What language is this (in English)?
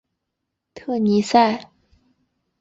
Chinese